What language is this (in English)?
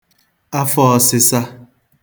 Igbo